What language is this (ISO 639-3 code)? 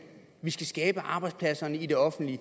dan